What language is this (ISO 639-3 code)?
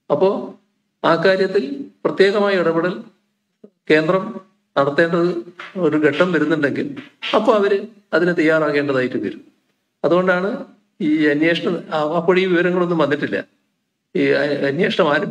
ara